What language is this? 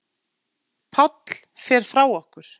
Icelandic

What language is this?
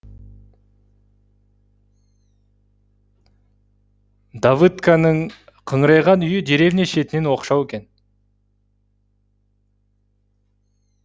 Kazakh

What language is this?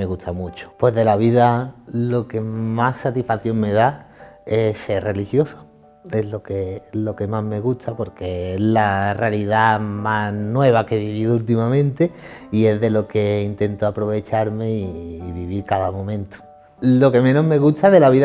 Spanish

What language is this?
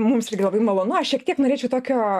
Lithuanian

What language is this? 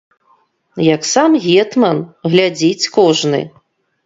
Belarusian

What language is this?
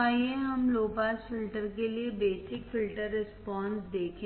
Hindi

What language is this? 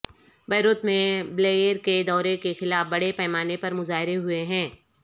Urdu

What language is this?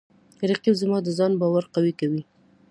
Pashto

